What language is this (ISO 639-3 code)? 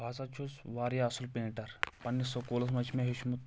kas